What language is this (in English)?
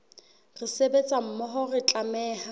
Southern Sotho